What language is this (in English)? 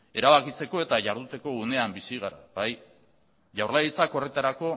Basque